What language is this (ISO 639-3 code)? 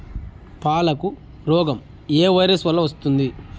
tel